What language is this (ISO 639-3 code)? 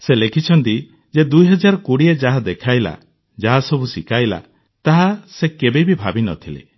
ori